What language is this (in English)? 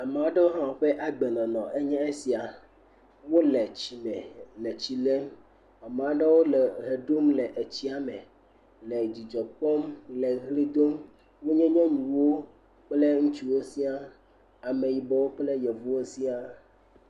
Ewe